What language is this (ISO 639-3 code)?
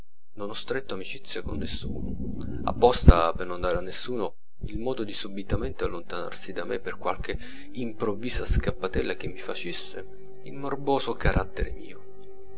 ita